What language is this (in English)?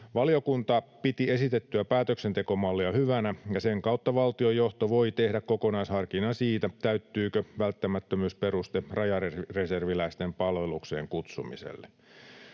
Finnish